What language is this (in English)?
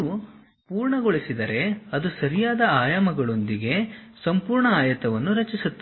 Kannada